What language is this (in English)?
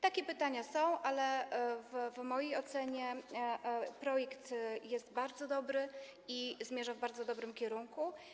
Polish